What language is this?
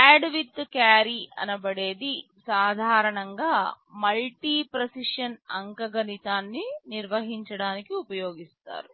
Telugu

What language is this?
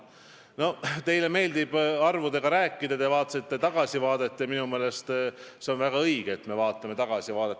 Estonian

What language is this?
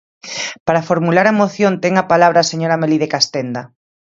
Galician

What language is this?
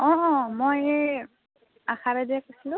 Assamese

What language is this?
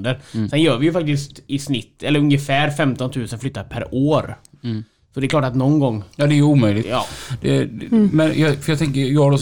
Swedish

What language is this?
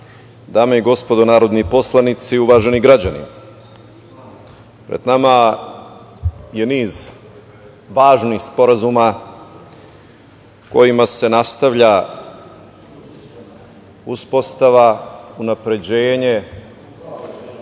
Serbian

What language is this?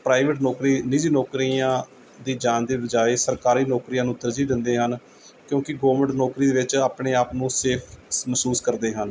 Punjabi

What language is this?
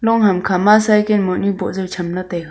Wancho Naga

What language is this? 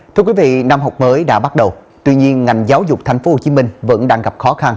Vietnamese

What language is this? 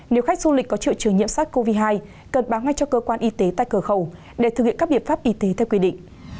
Vietnamese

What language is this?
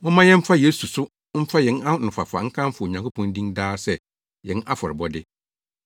Akan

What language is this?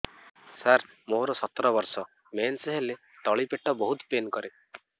Odia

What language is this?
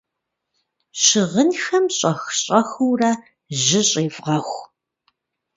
Kabardian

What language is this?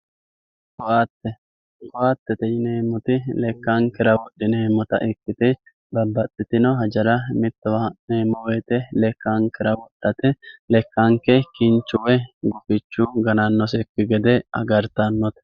Sidamo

